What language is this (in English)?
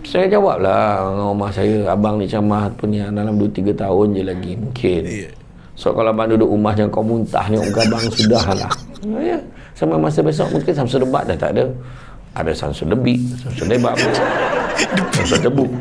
Malay